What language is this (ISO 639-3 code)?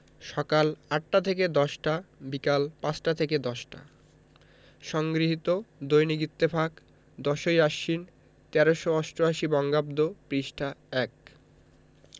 ben